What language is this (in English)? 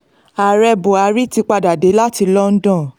Yoruba